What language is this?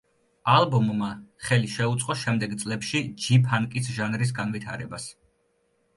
Georgian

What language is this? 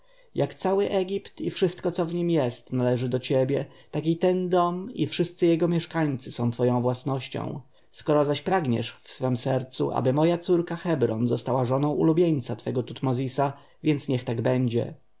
Polish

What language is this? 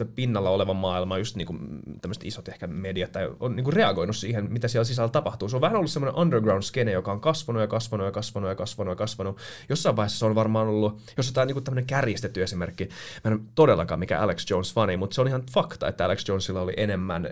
Finnish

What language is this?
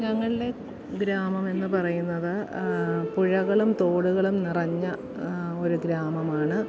Malayalam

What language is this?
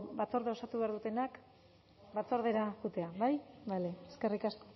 Basque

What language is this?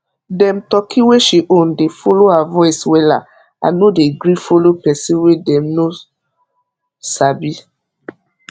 Nigerian Pidgin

